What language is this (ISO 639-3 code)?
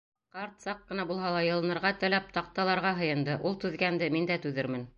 bak